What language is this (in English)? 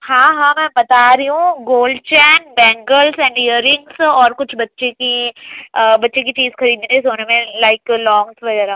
Urdu